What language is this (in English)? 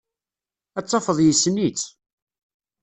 Kabyle